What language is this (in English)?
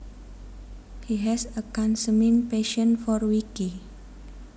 Javanese